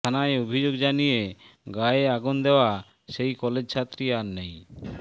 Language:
Bangla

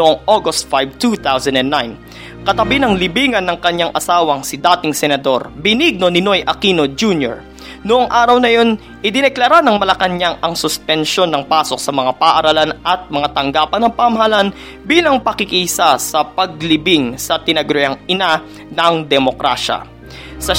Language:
Filipino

